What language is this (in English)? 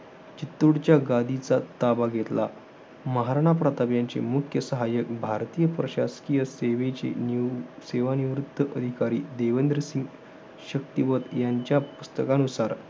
Marathi